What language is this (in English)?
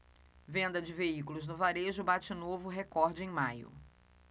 Portuguese